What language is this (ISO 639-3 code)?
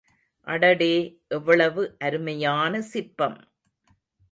tam